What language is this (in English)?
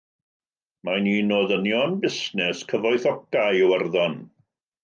Welsh